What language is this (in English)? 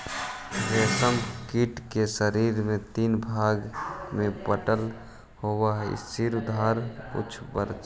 Magahi